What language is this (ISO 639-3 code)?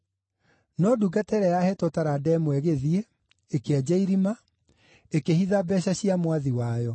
kik